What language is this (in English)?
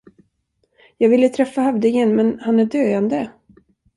Swedish